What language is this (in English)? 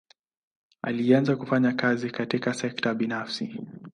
Swahili